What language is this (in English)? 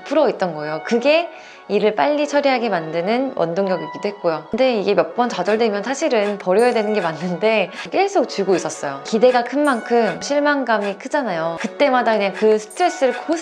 Korean